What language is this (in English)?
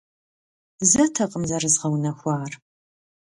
Kabardian